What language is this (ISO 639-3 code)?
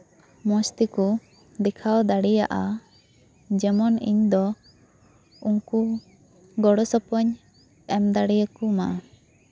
sat